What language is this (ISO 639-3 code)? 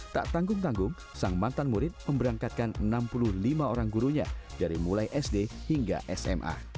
ind